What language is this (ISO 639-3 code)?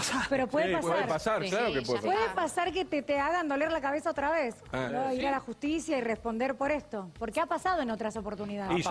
spa